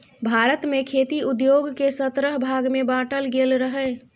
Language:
Maithili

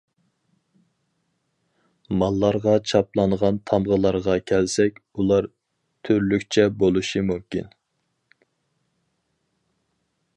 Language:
Uyghur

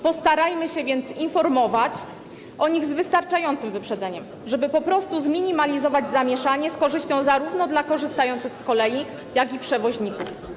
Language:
Polish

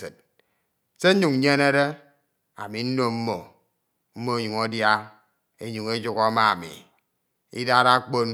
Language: Ito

